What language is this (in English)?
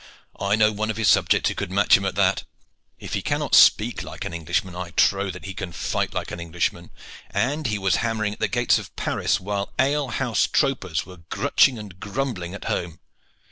English